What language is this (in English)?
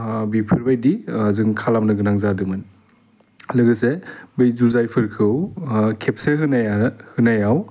Bodo